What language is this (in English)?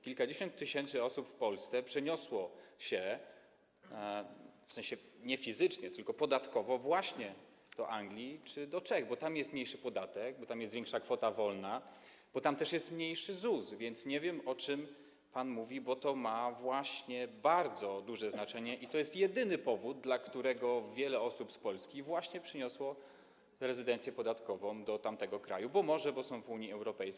Polish